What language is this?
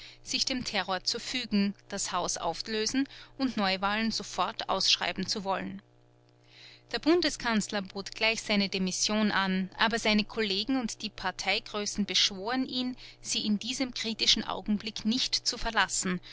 German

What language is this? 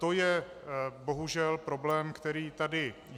Czech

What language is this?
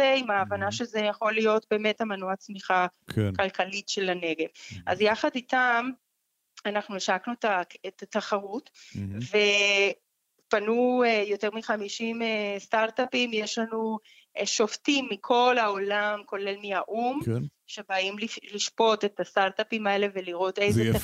Hebrew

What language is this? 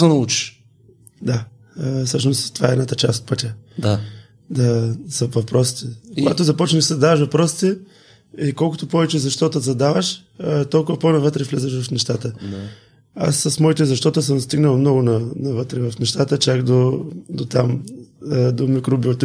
Bulgarian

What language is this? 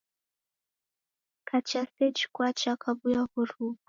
Taita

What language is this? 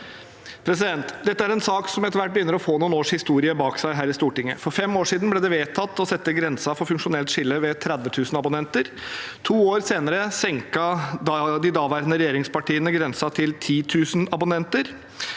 Norwegian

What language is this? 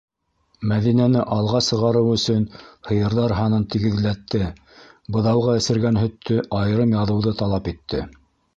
Bashkir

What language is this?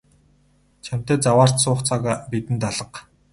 Mongolian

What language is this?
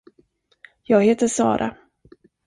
Swedish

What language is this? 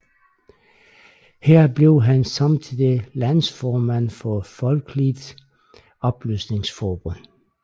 Danish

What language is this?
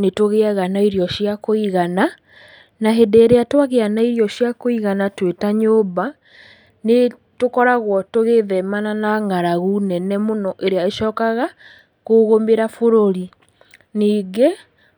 Kikuyu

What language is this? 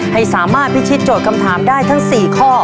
Thai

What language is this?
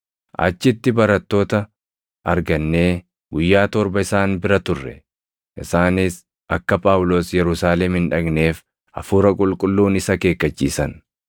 Oromo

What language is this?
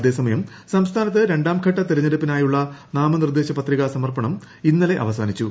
Malayalam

